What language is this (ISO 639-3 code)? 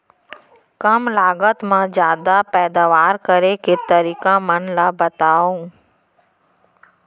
hne